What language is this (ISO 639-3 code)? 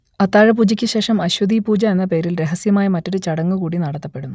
mal